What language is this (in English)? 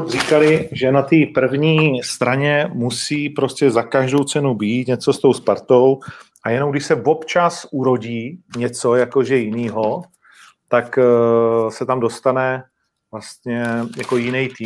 Czech